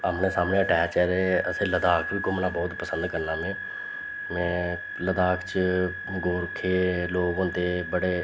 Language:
Dogri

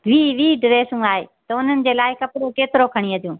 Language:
Sindhi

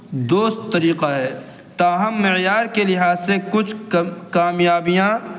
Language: Urdu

